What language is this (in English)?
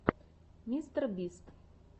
Russian